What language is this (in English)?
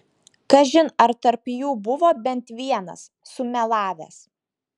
Lithuanian